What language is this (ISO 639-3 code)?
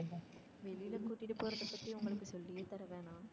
tam